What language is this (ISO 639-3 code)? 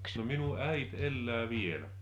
fin